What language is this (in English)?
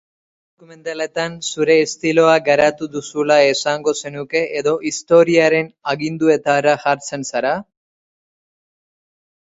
Basque